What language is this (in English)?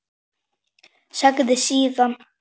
Icelandic